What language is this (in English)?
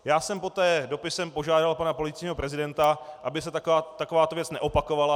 Czech